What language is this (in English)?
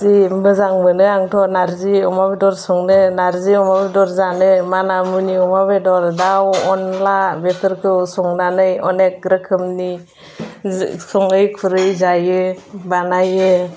Bodo